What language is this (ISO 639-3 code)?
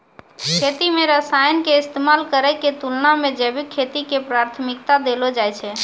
mai